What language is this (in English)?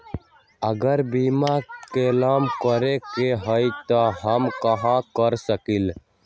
Magahi